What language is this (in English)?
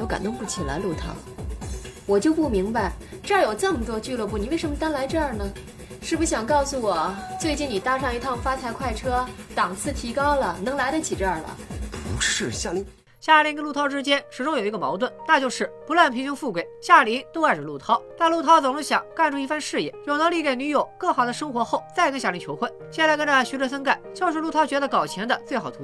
Chinese